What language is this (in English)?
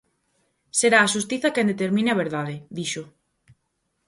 Galician